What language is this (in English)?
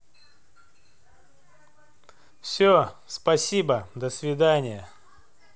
Russian